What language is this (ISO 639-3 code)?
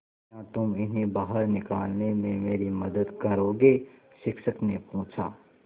hin